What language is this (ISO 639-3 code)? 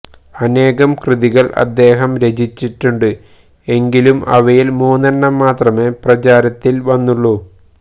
mal